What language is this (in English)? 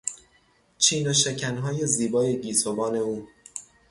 Persian